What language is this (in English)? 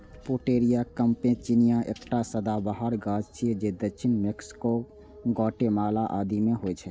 Maithili